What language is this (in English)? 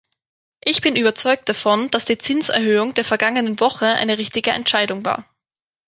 German